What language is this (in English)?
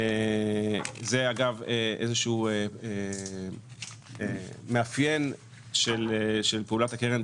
Hebrew